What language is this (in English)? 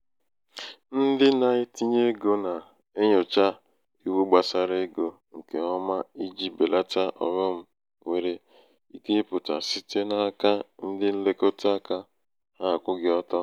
Igbo